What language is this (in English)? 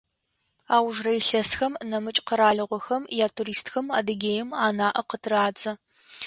Adyghe